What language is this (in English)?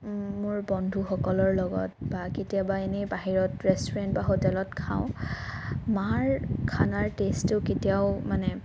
Assamese